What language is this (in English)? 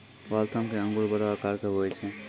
Maithili